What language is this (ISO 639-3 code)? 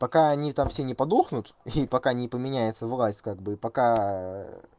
rus